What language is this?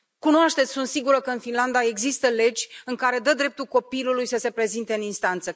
Romanian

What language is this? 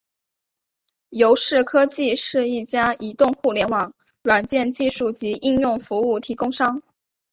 Chinese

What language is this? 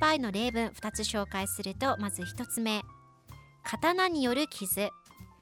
Japanese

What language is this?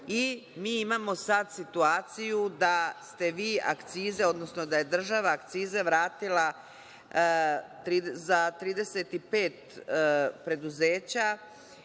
Serbian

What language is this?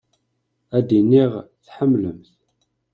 Kabyle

